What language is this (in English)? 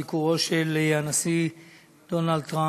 Hebrew